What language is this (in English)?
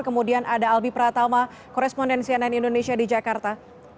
Indonesian